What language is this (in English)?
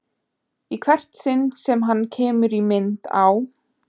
Icelandic